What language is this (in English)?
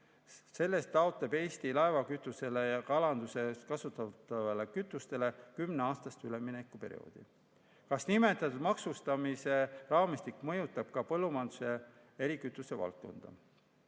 Estonian